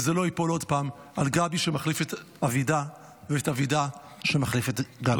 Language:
Hebrew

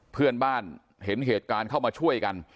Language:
Thai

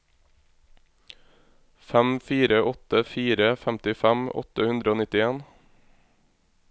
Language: Norwegian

